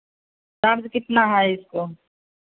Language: Hindi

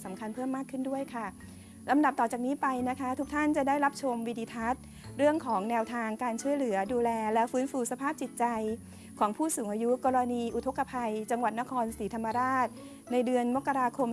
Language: Thai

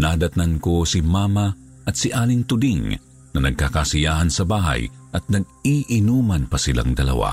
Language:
Filipino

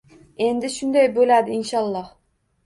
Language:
Uzbek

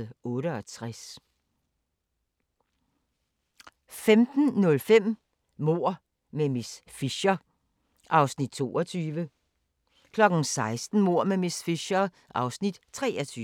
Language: Danish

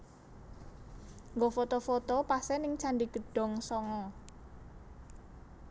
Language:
Javanese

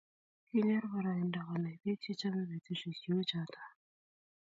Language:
Kalenjin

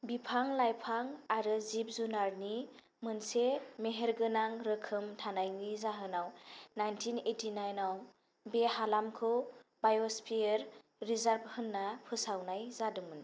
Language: Bodo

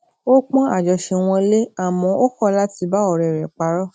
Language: Yoruba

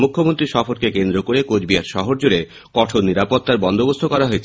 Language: Bangla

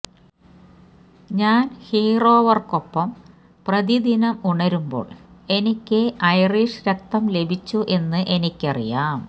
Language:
Malayalam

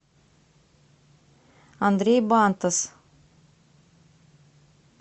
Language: Russian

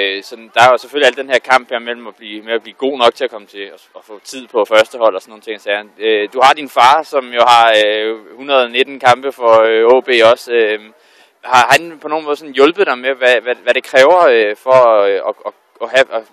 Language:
Danish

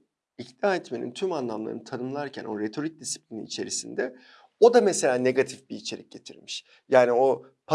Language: Turkish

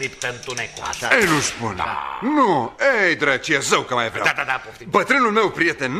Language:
Romanian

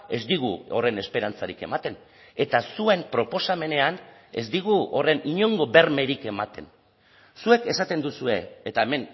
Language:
Basque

